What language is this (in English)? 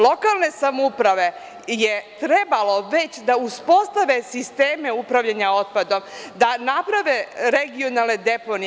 Serbian